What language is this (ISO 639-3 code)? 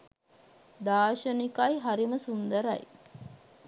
sin